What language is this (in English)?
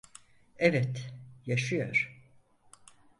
Turkish